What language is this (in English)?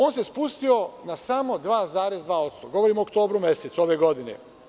Serbian